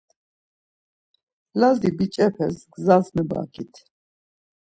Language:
Laz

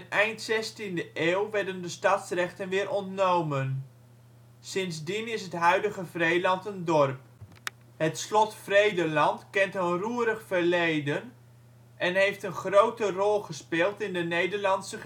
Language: Dutch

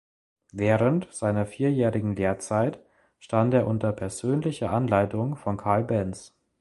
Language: German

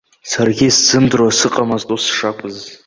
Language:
Abkhazian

